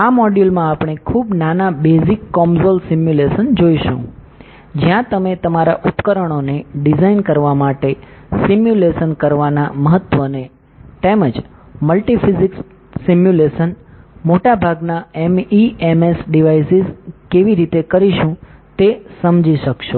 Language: Gujarati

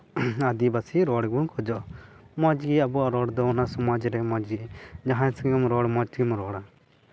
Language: Santali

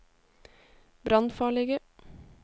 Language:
Norwegian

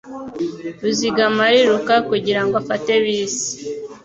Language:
Kinyarwanda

